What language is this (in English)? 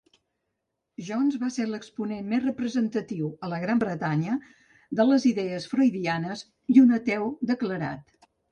Catalan